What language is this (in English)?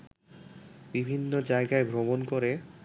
Bangla